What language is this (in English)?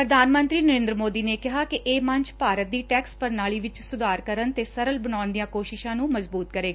Punjabi